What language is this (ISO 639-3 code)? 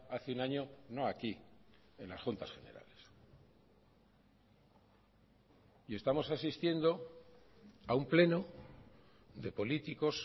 spa